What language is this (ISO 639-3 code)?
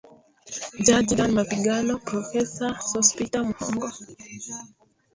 swa